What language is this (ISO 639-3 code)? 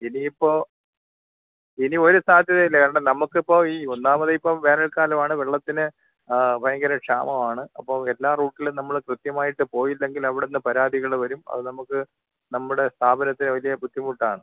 mal